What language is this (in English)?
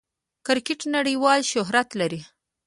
Pashto